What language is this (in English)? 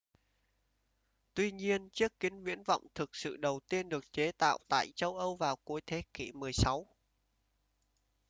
Vietnamese